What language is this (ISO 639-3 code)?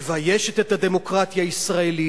heb